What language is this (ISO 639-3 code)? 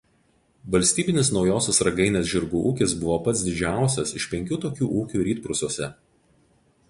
lit